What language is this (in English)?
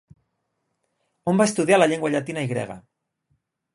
Catalan